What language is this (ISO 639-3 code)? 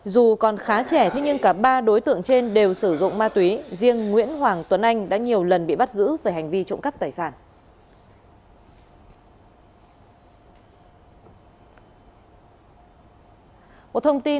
vie